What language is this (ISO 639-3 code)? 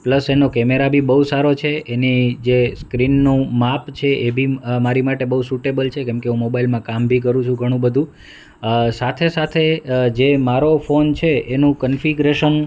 guj